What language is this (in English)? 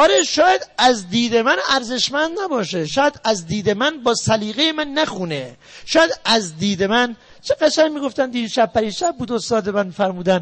Persian